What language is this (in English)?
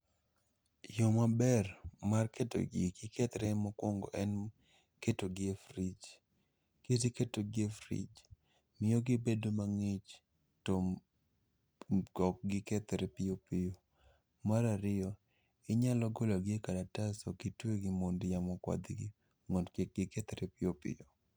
Luo (Kenya and Tanzania)